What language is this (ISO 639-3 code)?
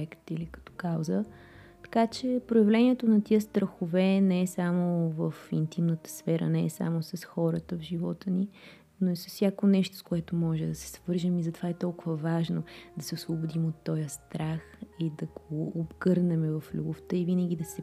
bul